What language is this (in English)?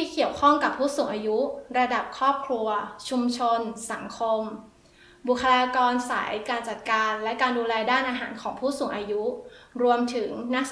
Thai